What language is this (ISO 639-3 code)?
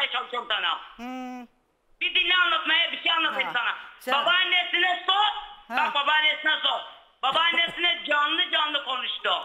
tur